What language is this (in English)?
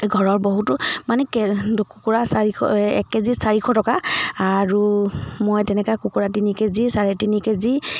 Assamese